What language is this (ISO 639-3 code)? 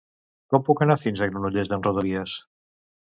cat